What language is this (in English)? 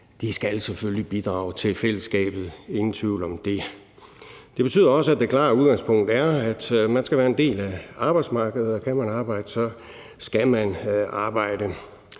Danish